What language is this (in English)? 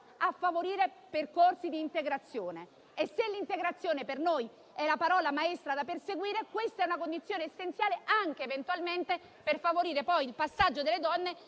Italian